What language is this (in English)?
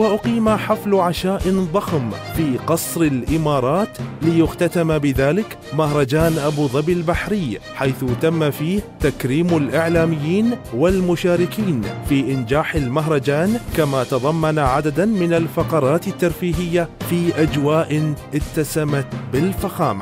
Arabic